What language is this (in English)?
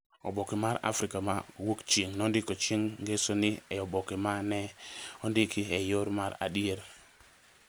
Luo (Kenya and Tanzania)